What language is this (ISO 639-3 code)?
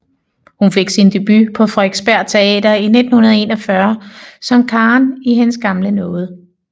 dan